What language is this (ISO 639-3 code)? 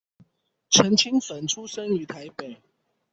zho